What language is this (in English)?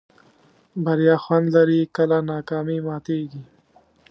Pashto